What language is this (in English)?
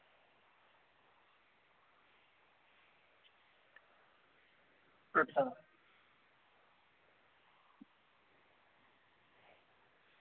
Dogri